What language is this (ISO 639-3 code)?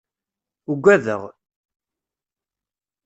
kab